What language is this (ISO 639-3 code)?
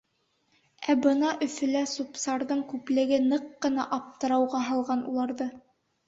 bak